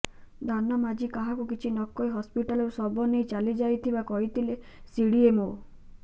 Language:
Odia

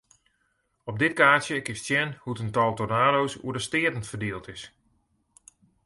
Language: Western Frisian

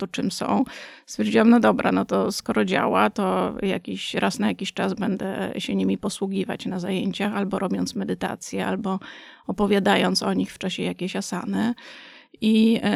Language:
Polish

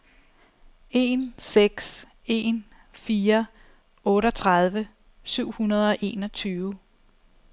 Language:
Danish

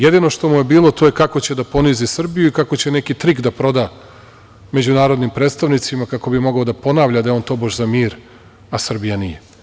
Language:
Serbian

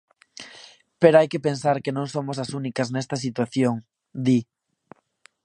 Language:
Galician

